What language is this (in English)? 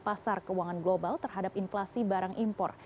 Indonesian